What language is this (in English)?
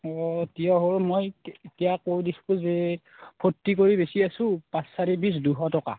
Assamese